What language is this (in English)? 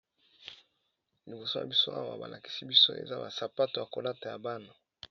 Lingala